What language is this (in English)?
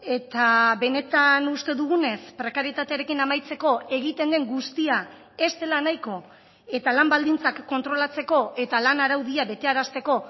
Basque